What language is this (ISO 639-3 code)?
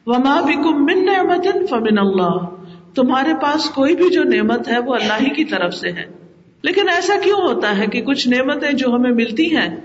urd